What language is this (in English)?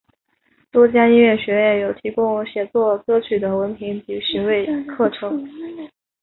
Chinese